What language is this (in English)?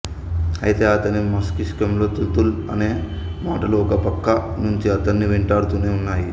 Telugu